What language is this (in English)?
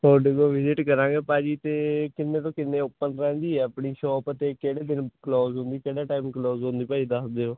Punjabi